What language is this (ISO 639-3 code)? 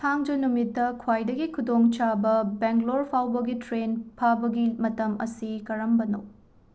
mni